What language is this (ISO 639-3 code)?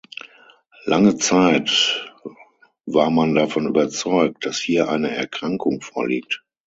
deu